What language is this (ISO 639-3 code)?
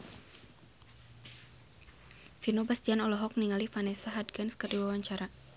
sun